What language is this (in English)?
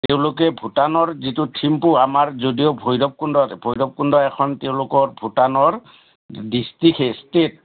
Assamese